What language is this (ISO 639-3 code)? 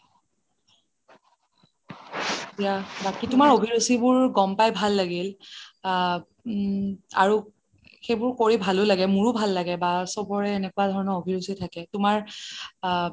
asm